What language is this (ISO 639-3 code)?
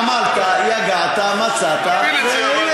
heb